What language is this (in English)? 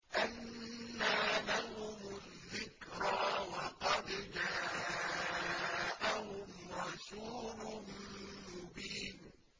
Arabic